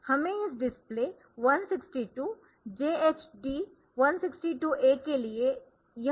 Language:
Hindi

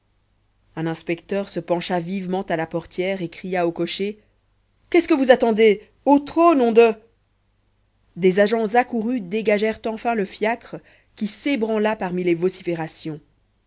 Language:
French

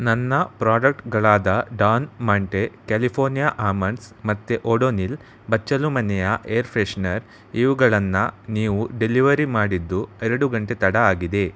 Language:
Kannada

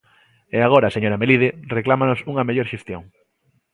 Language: Galician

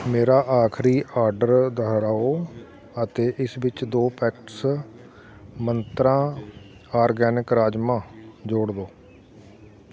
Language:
Punjabi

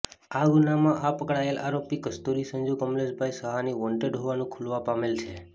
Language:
Gujarati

